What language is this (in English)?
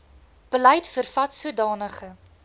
Afrikaans